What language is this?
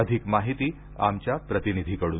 Marathi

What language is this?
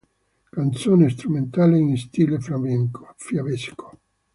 Italian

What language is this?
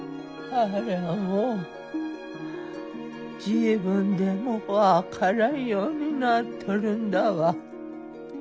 Japanese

